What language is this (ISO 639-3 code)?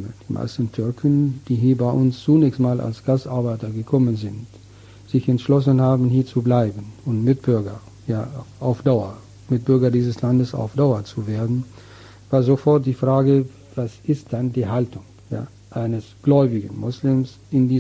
deu